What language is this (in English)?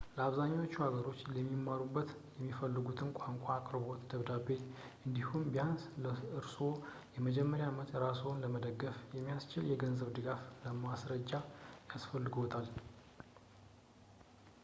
Amharic